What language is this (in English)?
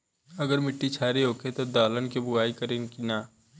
Bhojpuri